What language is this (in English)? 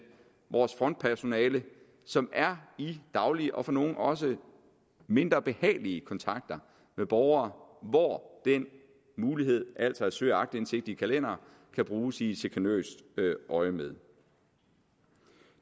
Danish